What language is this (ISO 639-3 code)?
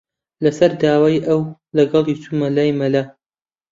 ckb